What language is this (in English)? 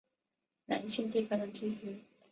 Chinese